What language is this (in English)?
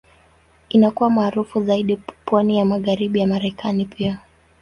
Swahili